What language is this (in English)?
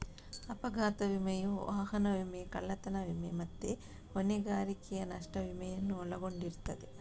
Kannada